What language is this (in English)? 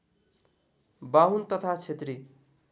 Nepali